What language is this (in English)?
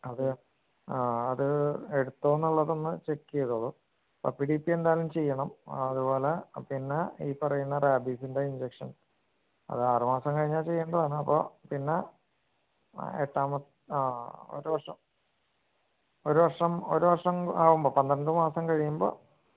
Malayalam